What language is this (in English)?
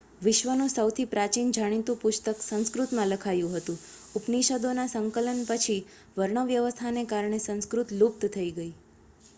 Gujarati